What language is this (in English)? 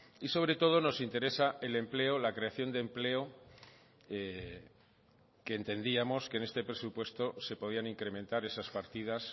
Spanish